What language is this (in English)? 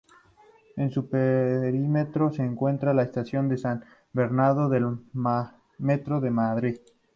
Spanish